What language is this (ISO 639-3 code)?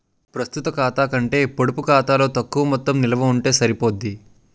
tel